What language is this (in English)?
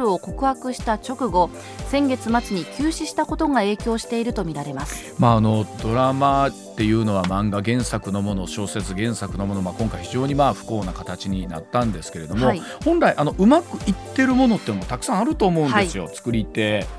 Japanese